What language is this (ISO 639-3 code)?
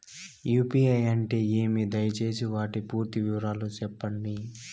tel